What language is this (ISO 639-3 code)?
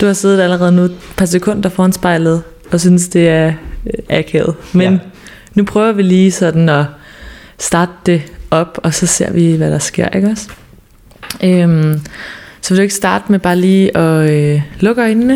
dan